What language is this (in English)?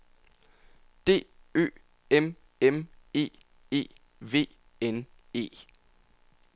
Danish